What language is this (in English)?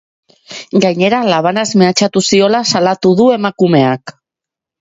Basque